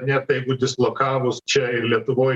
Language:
Lithuanian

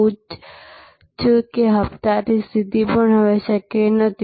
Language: Gujarati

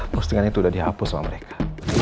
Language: Indonesian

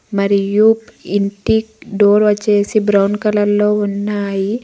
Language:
Telugu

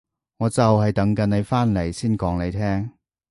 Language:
Cantonese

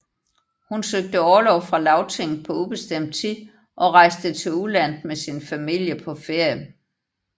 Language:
Danish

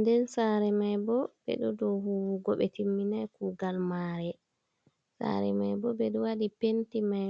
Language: Fula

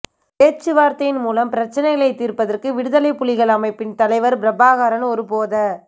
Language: Tamil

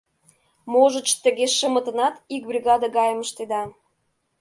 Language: Mari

